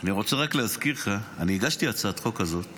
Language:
Hebrew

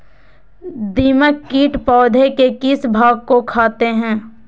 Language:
Magahi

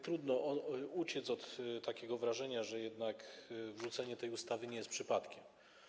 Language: Polish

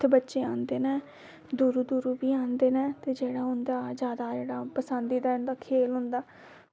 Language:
Dogri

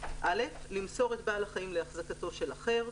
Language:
Hebrew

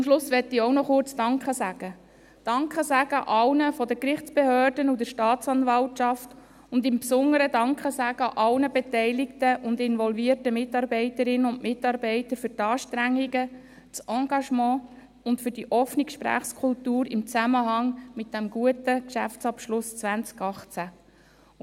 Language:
Swiss German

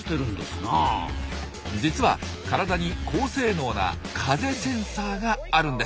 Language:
Japanese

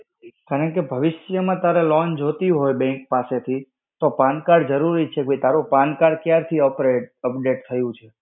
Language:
Gujarati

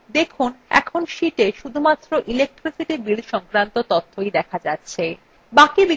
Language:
Bangla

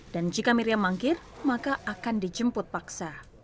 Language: Indonesian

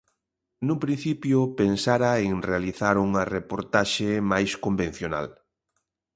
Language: Galician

